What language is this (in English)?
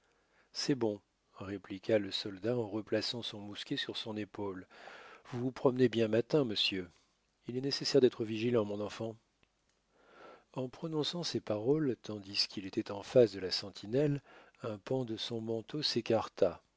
French